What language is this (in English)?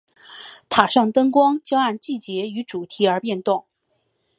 Chinese